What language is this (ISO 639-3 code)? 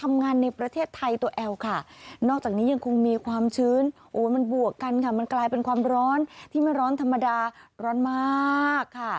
tha